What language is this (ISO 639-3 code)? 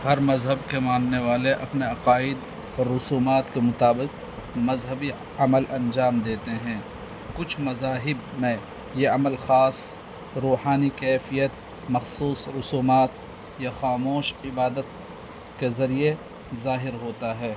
urd